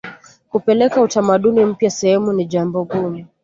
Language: Swahili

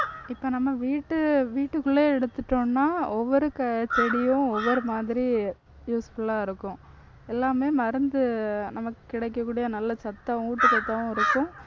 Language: Tamil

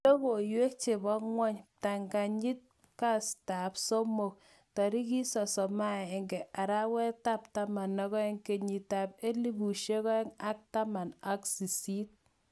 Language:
Kalenjin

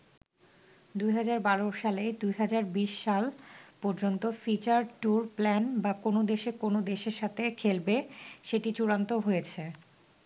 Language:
Bangla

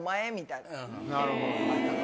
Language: Japanese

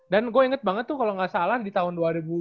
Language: Indonesian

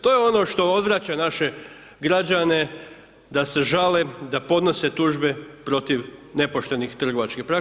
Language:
Croatian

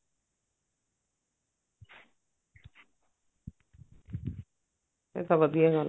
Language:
Punjabi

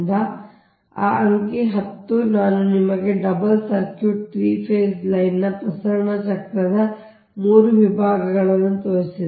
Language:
Kannada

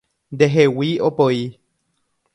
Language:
Guarani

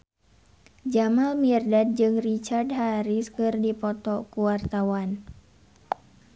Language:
Sundanese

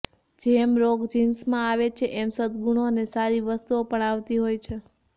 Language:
Gujarati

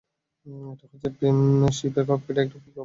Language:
Bangla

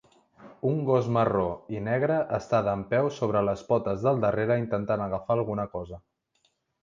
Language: Catalan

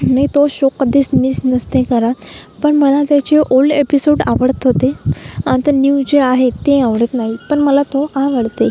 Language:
Marathi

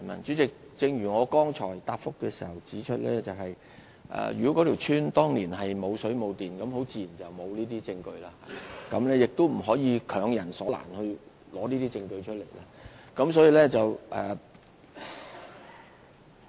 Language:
Cantonese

